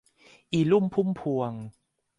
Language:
Thai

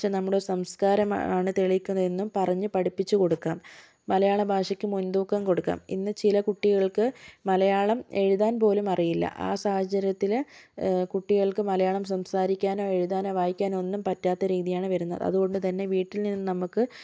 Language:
Malayalam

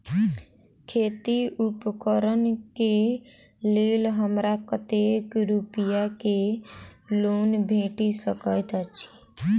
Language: Maithili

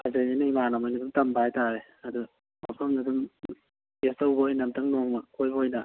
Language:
Manipuri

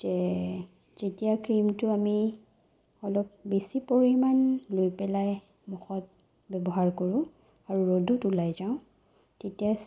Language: Assamese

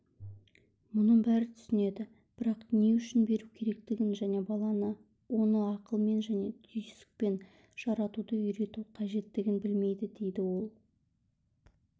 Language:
Kazakh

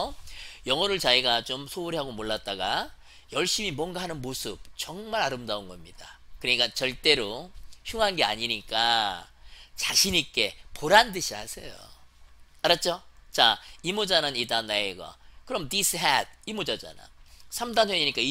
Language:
Korean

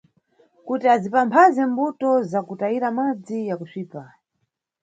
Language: Nyungwe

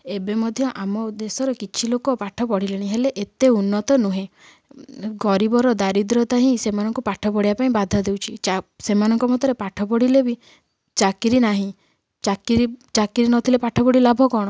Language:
Odia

